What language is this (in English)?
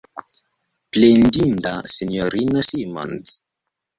Esperanto